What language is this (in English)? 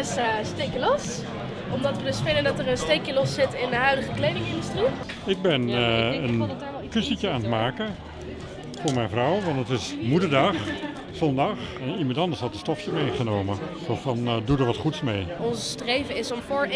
Dutch